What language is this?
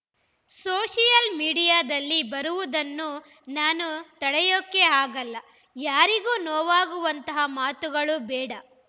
Kannada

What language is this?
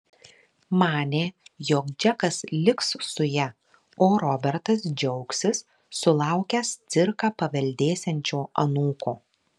Lithuanian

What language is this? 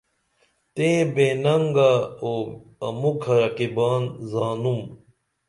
Dameli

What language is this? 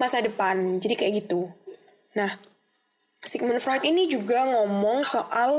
Indonesian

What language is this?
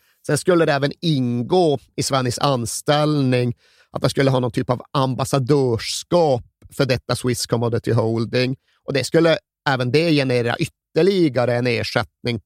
Swedish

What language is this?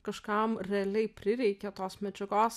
Lithuanian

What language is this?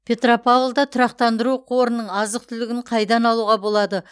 Kazakh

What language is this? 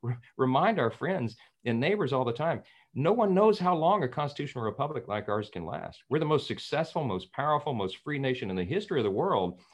English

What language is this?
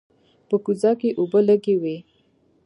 Pashto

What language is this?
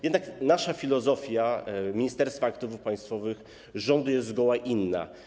Polish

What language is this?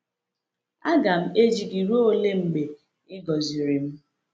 Igbo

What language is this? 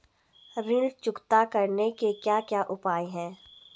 Hindi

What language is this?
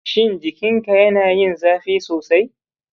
Hausa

